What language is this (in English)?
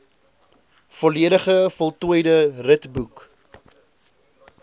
Afrikaans